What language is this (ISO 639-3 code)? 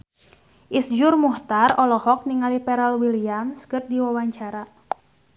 sun